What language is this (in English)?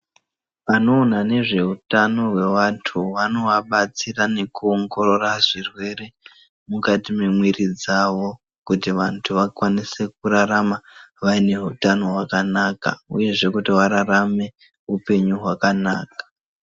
Ndau